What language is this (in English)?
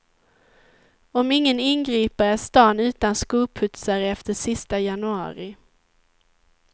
Swedish